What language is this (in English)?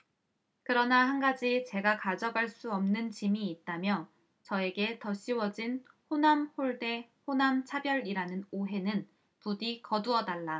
Korean